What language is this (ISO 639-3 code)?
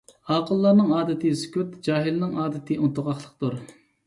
uig